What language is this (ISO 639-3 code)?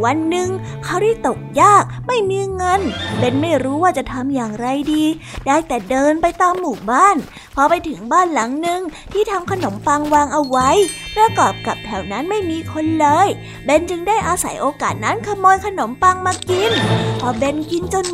tha